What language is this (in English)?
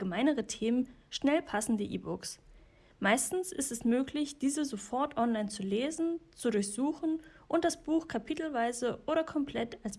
German